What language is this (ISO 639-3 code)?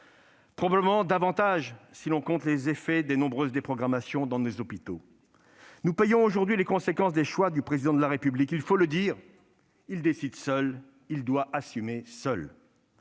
fra